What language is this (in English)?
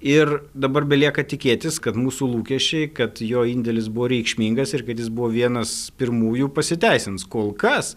Lithuanian